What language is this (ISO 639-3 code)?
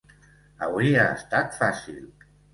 cat